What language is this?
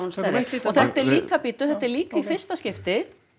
Icelandic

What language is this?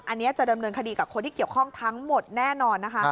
Thai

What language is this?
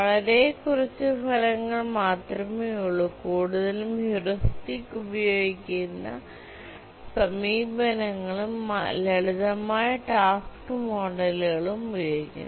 Malayalam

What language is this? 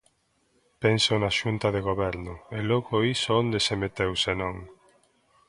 Galician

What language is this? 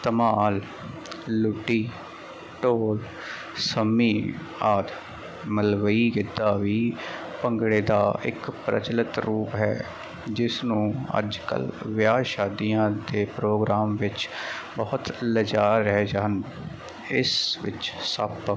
Punjabi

